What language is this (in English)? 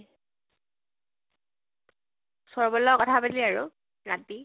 Assamese